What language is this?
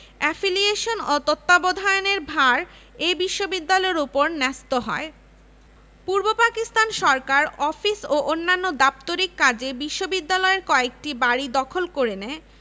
Bangla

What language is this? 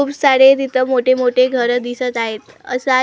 Marathi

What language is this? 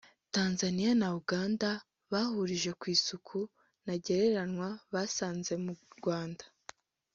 Kinyarwanda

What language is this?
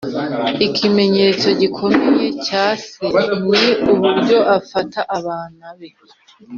Kinyarwanda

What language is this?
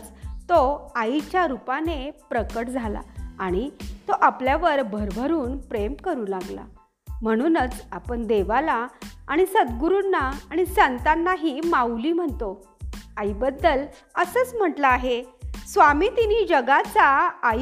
Marathi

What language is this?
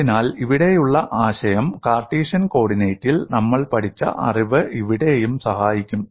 Malayalam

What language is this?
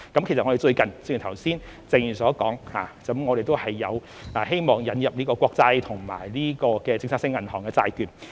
Cantonese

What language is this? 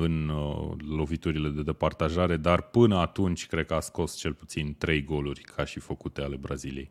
Romanian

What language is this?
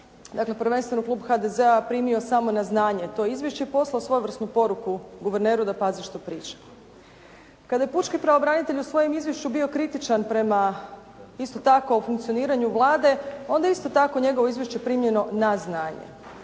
Croatian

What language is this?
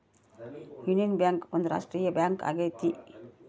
Kannada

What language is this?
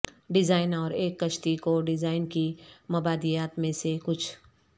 Urdu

